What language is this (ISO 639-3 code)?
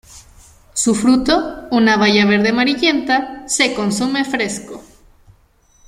spa